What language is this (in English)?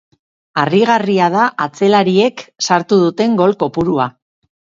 Basque